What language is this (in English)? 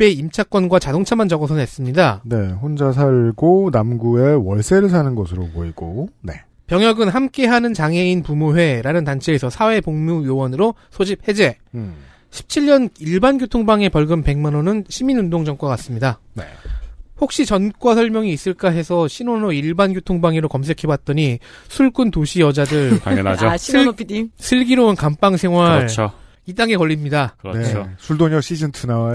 Korean